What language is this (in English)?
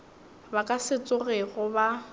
Northern Sotho